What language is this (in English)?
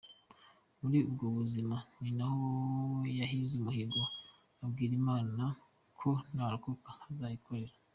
Kinyarwanda